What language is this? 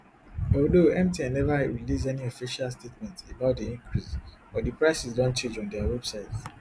Nigerian Pidgin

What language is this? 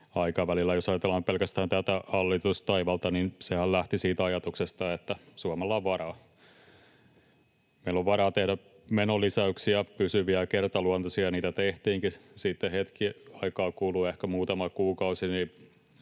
Finnish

